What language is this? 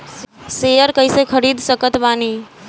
Bhojpuri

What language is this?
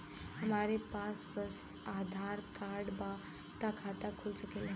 Bhojpuri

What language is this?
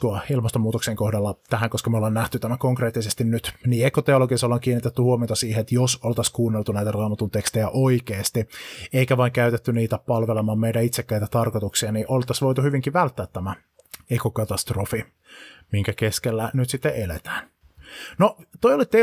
Finnish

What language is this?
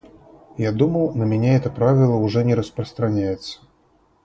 Russian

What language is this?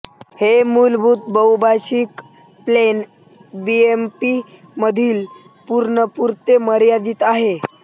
Marathi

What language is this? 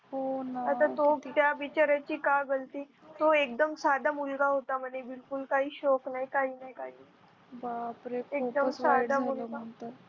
Marathi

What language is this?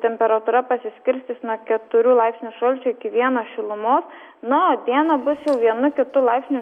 Lithuanian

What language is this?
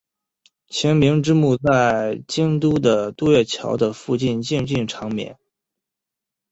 Chinese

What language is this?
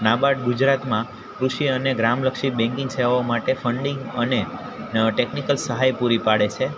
Gujarati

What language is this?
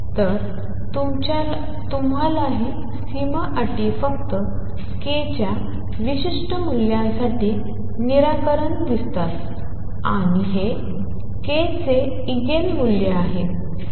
Marathi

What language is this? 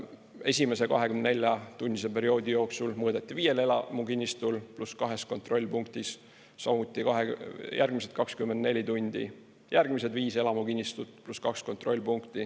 Estonian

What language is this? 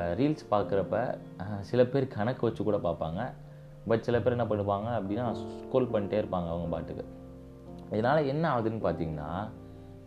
Tamil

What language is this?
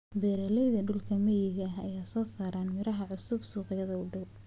Somali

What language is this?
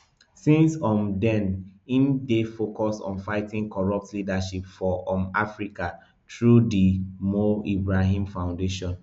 Nigerian Pidgin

